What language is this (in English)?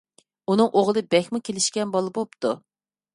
Uyghur